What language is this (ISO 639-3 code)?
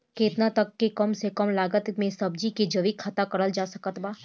bho